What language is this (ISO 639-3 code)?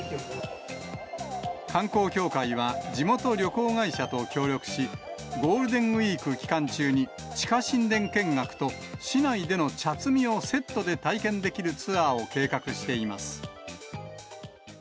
jpn